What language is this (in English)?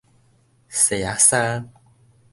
Min Nan Chinese